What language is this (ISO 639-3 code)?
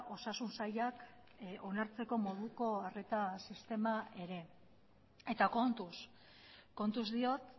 eus